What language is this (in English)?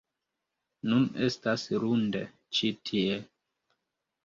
Esperanto